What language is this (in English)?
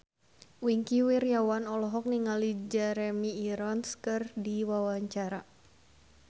Sundanese